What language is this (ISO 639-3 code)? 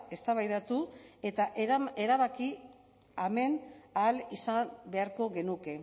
eus